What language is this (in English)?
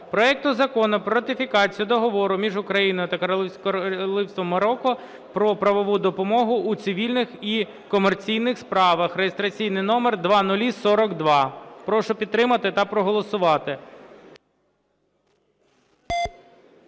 Ukrainian